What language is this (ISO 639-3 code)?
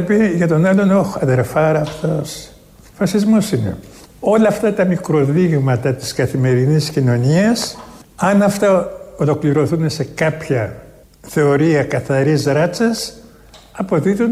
ell